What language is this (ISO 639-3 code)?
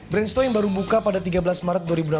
ind